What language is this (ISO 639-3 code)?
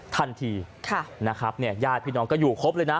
tha